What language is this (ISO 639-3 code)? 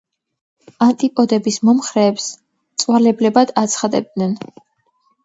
kat